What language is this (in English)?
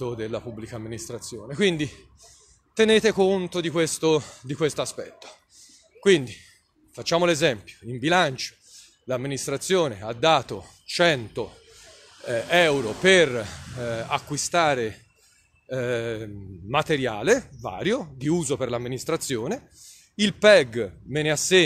Italian